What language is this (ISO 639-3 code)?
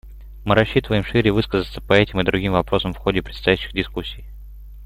rus